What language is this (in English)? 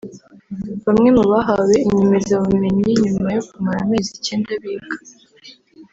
Kinyarwanda